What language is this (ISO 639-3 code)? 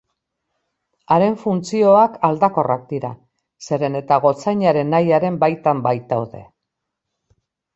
eus